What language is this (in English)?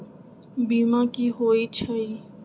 Magahi